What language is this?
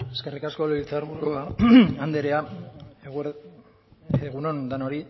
Basque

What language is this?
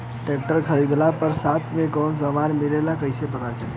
Bhojpuri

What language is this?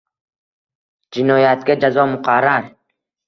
Uzbek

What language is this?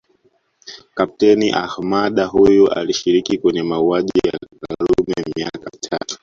Swahili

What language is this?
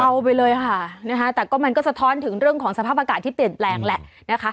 Thai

